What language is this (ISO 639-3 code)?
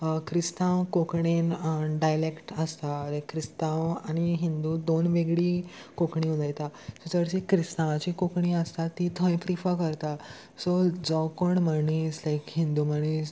kok